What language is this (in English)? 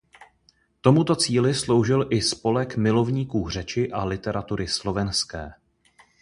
Czech